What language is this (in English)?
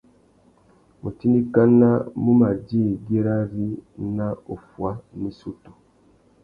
Tuki